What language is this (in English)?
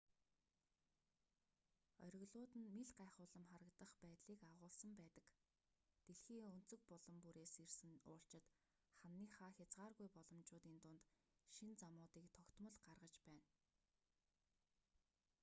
Mongolian